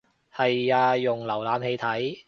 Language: Cantonese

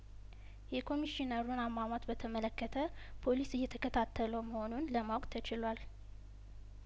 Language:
Amharic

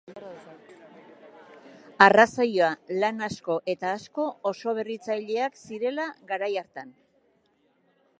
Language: Basque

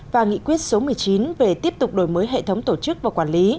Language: Vietnamese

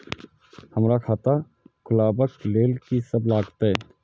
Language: Maithili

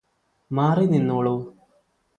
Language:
Malayalam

